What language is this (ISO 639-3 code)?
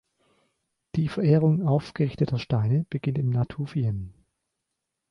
deu